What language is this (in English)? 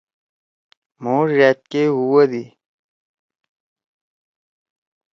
Torwali